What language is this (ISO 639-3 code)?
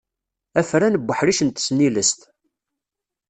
kab